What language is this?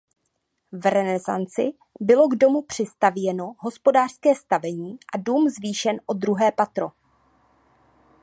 Czech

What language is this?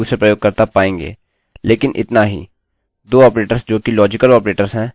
Hindi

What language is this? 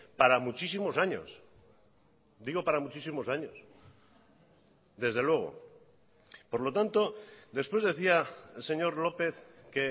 Spanish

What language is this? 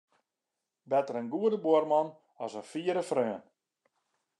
Western Frisian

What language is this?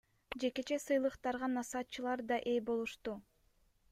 Kyrgyz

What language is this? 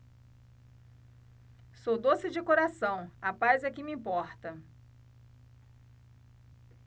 Portuguese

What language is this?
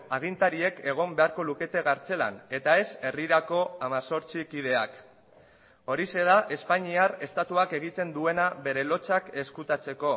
Basque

